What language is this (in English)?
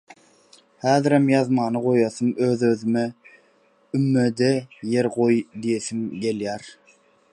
Turkmen